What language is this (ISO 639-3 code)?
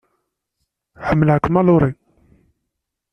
kab